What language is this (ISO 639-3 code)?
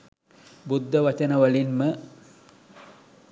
sin